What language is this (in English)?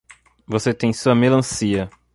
Portuguese